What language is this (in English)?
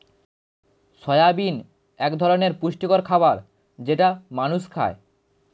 Bangla